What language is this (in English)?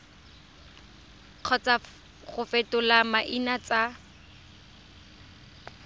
Tswana